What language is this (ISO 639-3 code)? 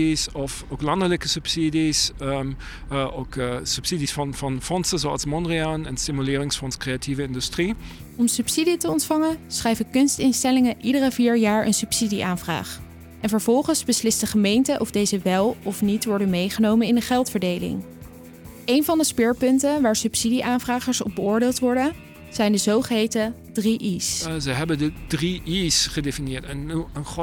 nld